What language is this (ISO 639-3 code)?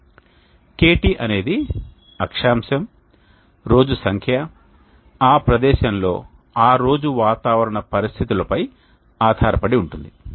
tel